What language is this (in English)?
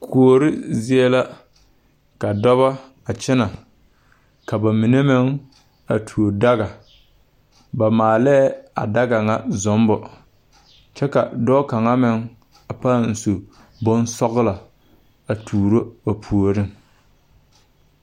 Southern Dagaare